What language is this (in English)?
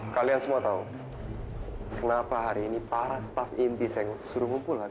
Indonesian